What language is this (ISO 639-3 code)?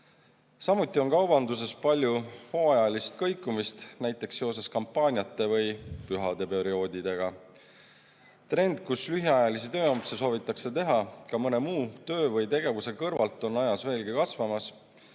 est